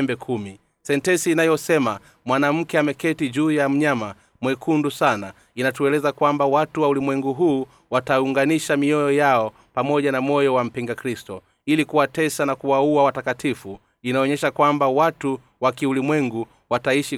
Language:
Swahili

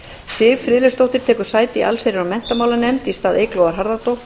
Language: Icelandic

